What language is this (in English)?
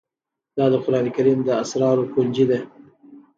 Pashto